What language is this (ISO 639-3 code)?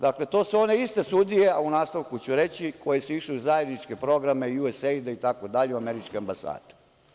srp